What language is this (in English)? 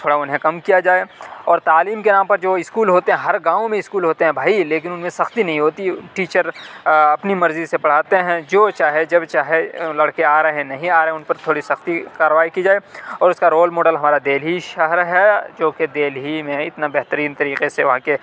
Urdu